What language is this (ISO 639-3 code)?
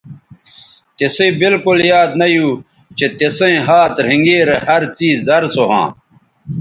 btv